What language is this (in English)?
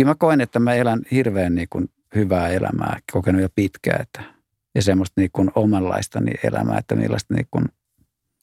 Finnish